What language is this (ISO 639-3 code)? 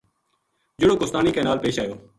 gju